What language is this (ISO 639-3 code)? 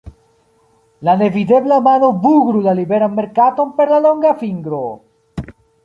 epo